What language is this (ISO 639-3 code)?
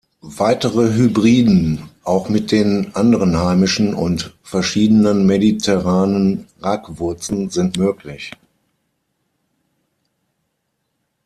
deu